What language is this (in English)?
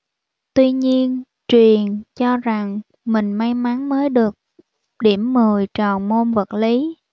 Vietnamese